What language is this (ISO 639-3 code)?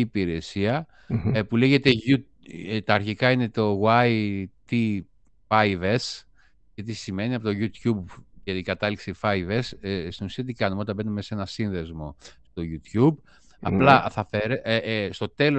ell